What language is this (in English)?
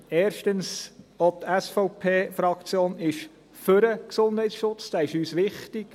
Swiss German